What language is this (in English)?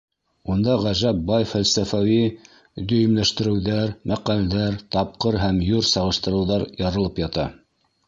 Bashkir